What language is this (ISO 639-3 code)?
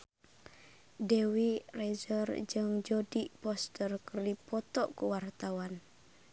sun